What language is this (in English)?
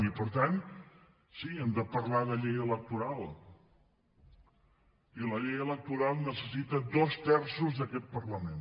Catalan